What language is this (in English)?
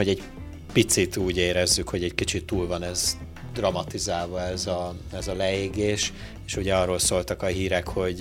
Hungarian